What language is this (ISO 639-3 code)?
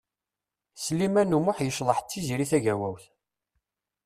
kab